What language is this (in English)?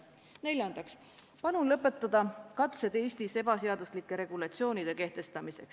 Estonian